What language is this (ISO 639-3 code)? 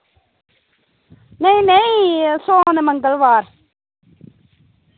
doi